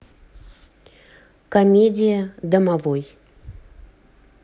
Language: Russian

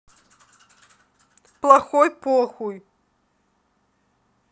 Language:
Russian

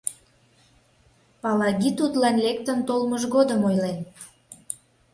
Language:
Mari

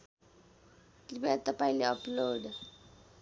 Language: Nepali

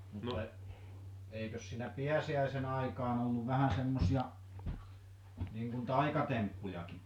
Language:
Finnish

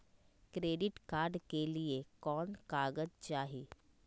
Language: Magahi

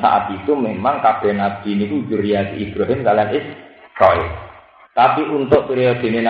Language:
Indonesian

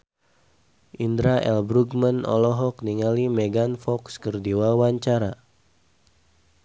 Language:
Sundanese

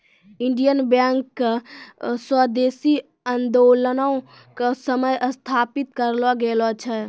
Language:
Maithili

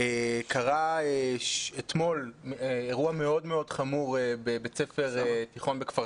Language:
Hebrew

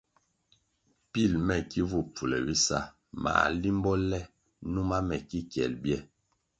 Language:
Kwasio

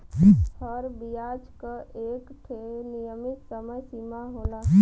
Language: Bhojpuri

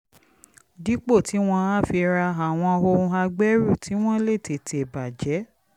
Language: Yoruba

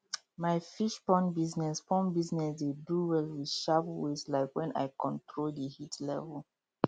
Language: Nigerian Pidgin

